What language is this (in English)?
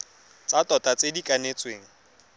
Tswana